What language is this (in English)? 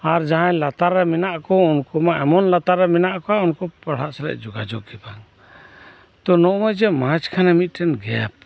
Santali